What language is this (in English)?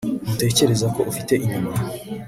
Kinyarwanda